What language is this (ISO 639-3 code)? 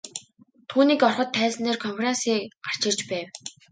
mon